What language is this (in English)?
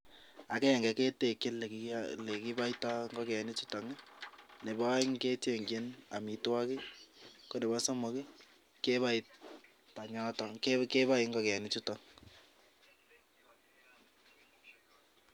Kalenjin